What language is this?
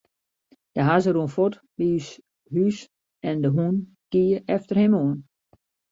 Western Frisian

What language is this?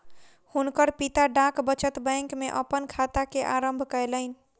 Maithili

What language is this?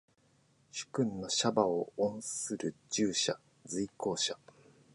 Japanese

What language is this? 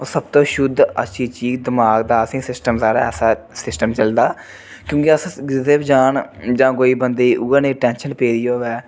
Dogri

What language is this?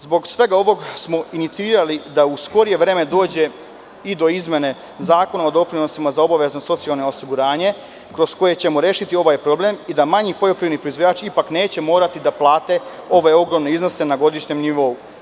Serbian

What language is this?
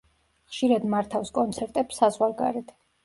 Georgian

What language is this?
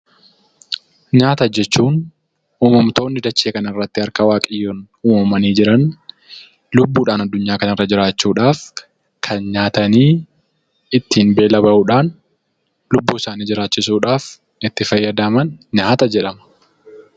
Oromo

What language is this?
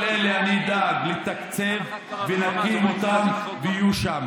Hebrew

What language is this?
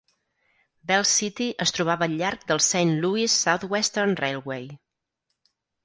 Catalan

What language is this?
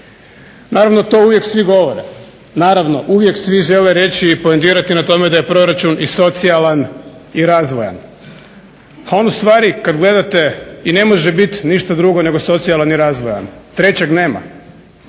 Croatian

